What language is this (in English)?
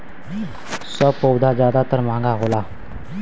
Bhojpuri